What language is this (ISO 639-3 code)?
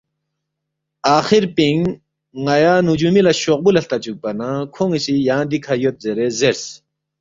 bft